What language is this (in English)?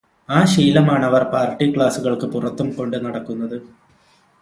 Malayalam